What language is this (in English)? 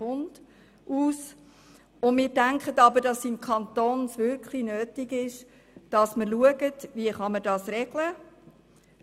Swiss German